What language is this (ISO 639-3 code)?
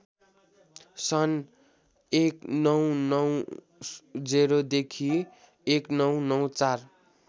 nep